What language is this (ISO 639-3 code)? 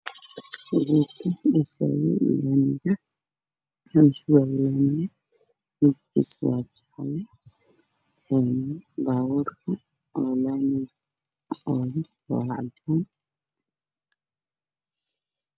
som